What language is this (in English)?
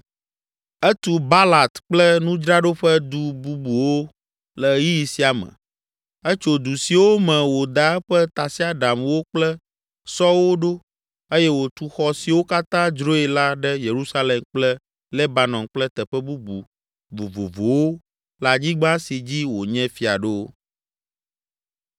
Ewe